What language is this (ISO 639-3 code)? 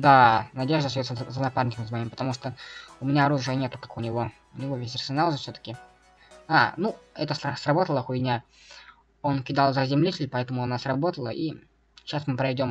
rus